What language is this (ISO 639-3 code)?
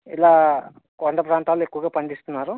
tel